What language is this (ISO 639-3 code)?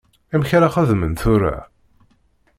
kab